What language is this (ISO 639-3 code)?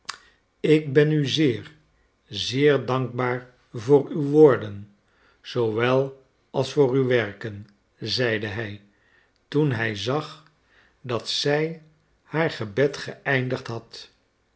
nld